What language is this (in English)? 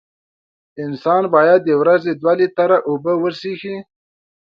Pashto